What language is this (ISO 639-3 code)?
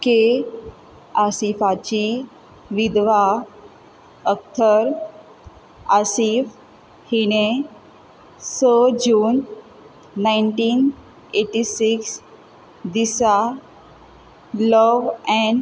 kok